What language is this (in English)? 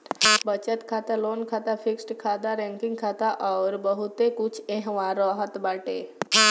Bhojpuri